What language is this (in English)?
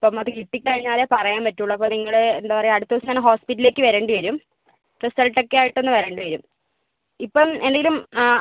Malayalam